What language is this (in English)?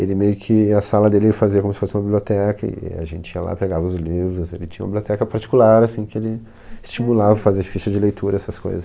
Portuguese